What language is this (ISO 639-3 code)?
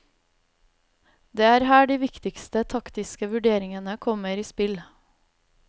nor